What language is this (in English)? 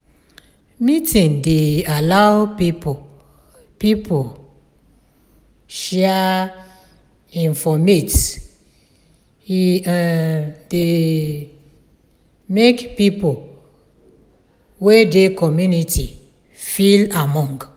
Nigerian Pidgin